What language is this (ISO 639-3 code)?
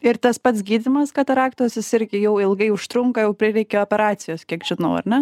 lit